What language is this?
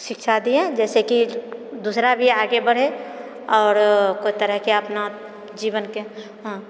Maithili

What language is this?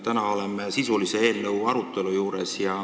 Estonian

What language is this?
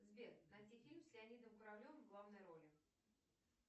Russian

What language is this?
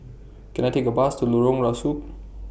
English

